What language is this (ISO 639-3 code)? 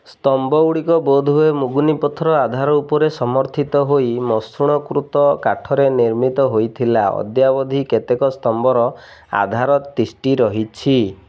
ori